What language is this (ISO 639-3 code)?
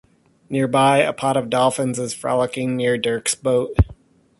eng